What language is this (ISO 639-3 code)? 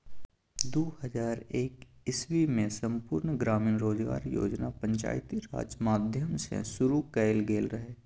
mai